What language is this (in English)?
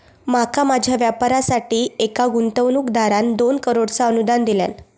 Marathi